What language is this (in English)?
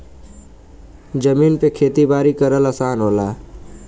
Bhojpuri